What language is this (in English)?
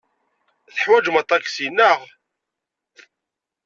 Kabyle